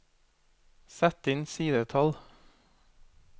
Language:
Norwegian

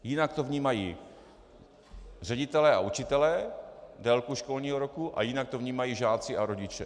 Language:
Czech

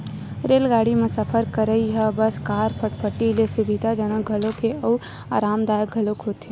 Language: Chhattisgarhi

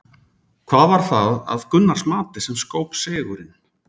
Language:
Icelandic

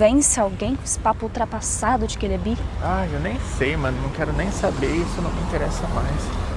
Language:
Portuguese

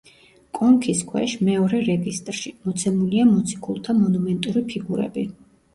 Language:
Georgian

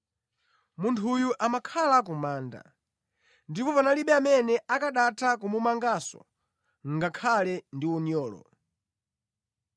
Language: Nyanja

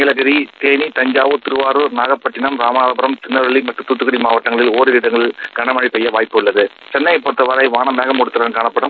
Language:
Tamil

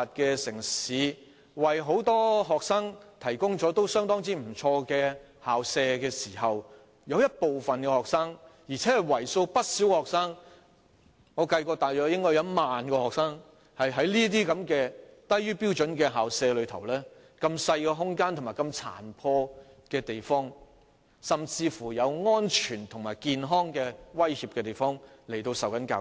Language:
Cantonese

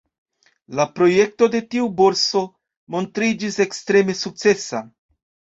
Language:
Esperanto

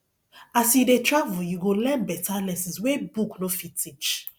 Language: Nigerian Pidgin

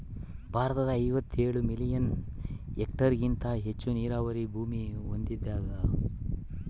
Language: Kannada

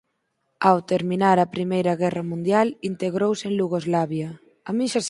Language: Galician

